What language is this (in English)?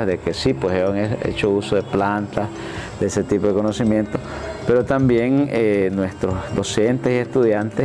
Spanish